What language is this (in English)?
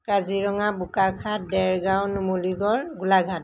Assamese